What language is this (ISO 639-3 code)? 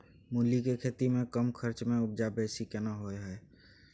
mai